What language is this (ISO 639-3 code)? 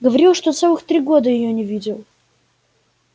rus